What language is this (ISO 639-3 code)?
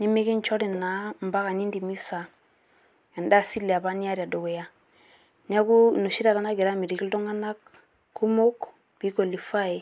mas